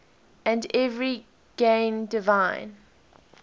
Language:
English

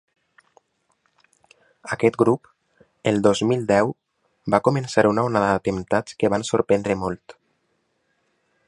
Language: Catalan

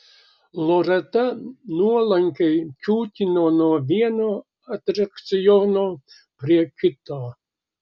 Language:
Lithuanian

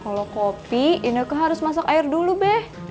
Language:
Indonesian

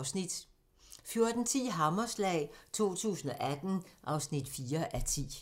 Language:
Danish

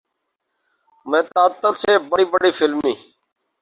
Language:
Urdu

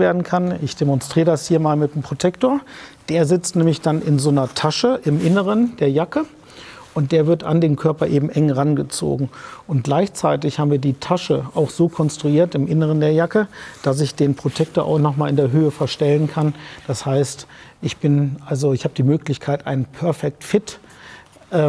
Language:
German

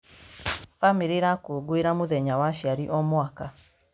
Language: Kikuyu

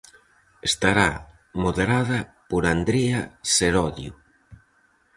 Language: Galician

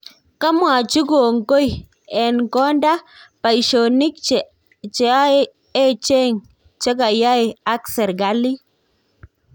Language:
Kalenjin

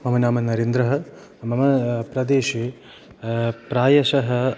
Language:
Sanskrit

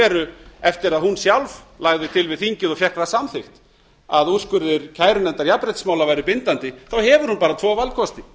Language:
Icelandic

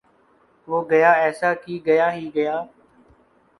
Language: Urdu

